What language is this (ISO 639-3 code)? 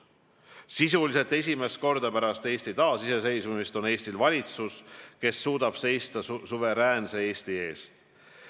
est